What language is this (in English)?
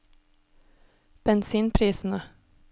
Norwegian